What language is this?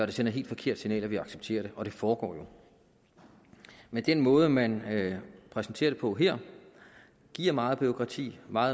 Danish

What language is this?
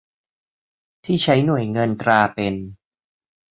Thai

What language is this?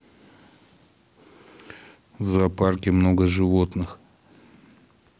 Russian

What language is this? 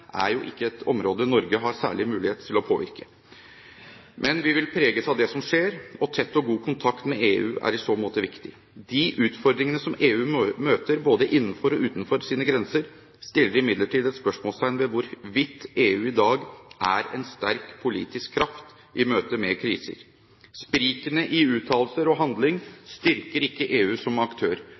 Norwegian Bokmål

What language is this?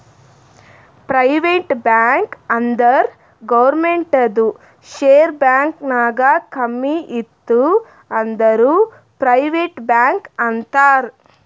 Kannada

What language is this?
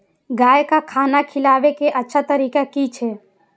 Maithili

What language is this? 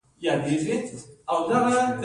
Pashto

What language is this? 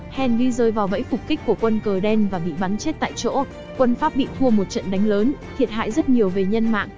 Vietnamese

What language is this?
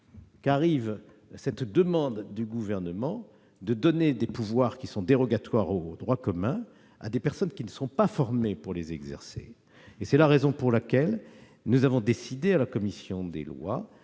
French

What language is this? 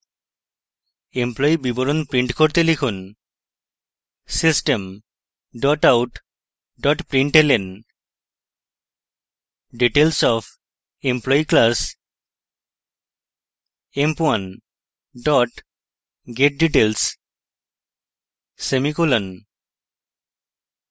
Bangla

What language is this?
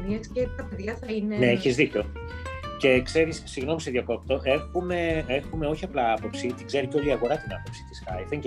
Greek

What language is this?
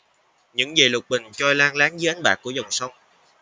Vietnamese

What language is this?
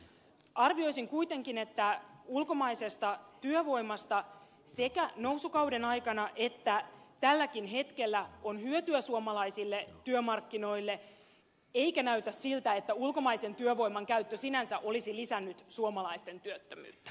Finnish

